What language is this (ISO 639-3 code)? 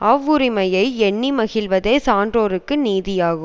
tam